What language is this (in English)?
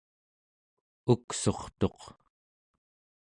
Central Yupik